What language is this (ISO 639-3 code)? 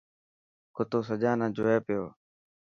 mki